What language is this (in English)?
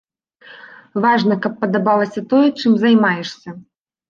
Belarusian